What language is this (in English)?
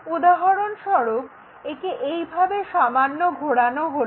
Bangla